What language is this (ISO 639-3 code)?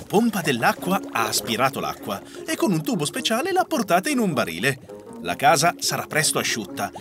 ita